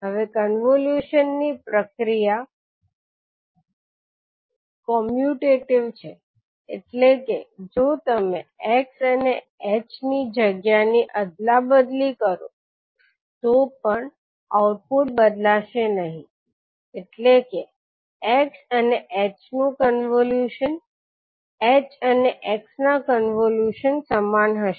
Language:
Gujarati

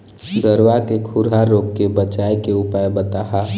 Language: Chhattisgarhi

